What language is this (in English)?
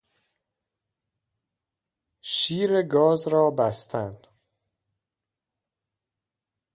Persian